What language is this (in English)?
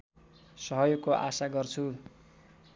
Nepali